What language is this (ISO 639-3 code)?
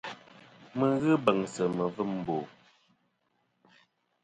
bkm